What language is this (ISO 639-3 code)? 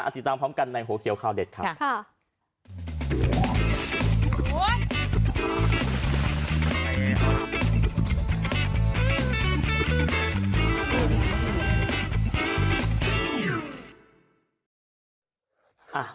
tha